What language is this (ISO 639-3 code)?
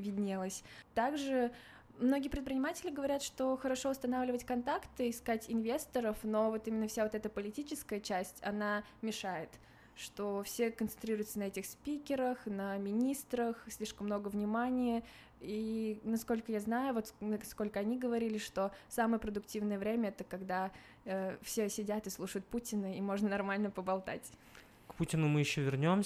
rus